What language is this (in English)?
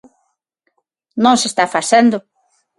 Galician